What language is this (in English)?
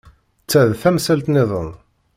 Kabyle